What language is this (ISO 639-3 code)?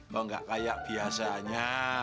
ind